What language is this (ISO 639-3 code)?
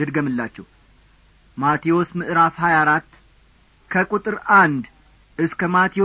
amh